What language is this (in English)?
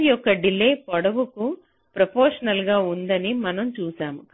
Telugu